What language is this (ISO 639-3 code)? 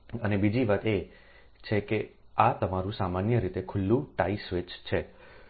guj